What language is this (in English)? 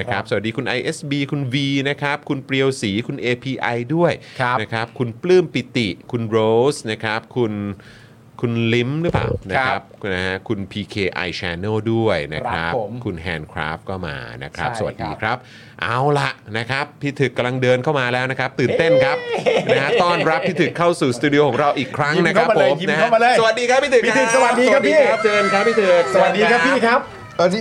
Thai